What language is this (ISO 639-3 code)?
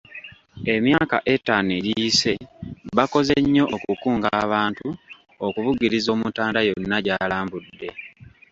lug